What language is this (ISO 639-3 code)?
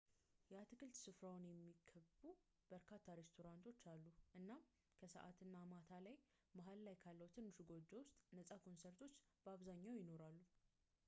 amh